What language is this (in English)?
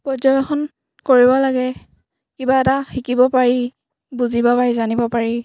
Assamese